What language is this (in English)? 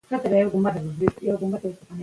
Pashto